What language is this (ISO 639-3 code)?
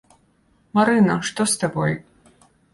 bel